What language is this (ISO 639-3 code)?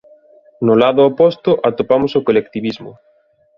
glg